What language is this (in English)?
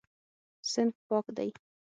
Pashto